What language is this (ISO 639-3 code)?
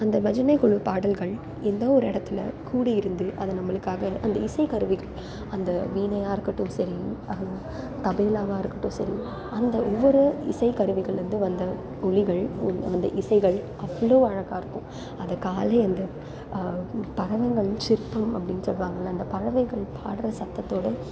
tam